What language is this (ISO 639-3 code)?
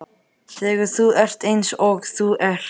isl